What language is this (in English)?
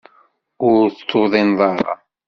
Kabyle